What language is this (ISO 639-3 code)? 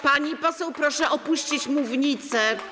pol